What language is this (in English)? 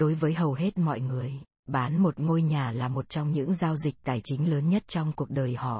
Vietnamese